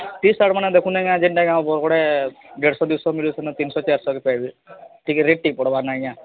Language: Odia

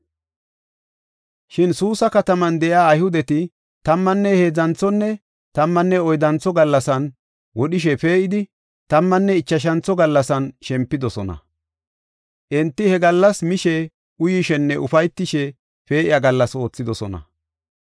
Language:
Gofa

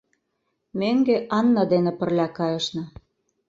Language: Mari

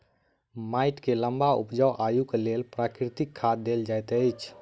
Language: Maithili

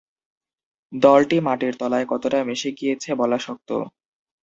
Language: Bangla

